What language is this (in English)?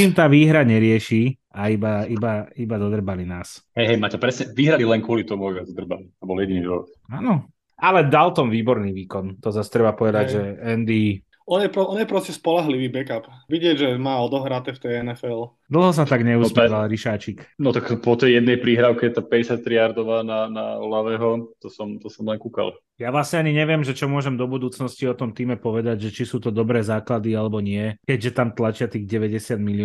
Slovak